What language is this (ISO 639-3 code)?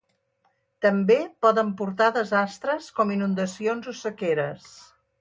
cat